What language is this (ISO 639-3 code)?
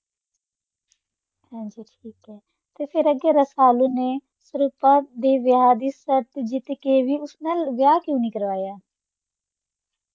pan